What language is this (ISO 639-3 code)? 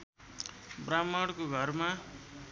nep